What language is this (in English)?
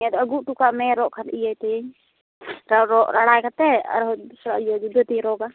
Santali